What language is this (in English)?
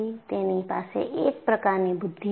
Gujarati